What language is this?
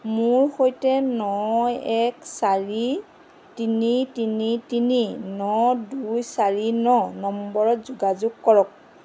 Assamese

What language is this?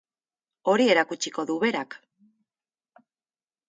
Basque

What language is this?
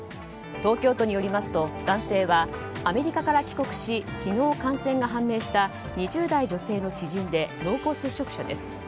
Japanese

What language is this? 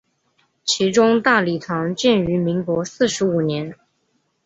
Chinese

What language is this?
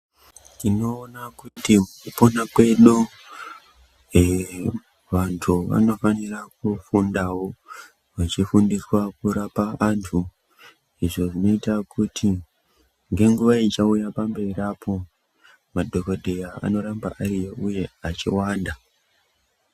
Ndau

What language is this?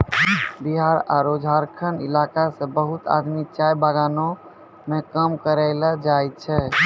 Maithili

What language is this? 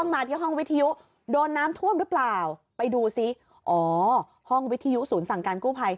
Thai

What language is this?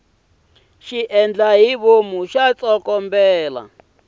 Tsonga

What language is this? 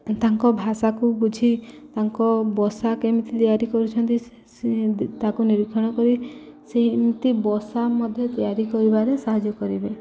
Odia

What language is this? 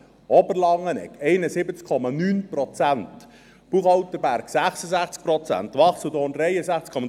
Swiss German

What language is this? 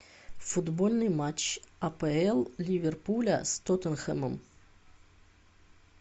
Russian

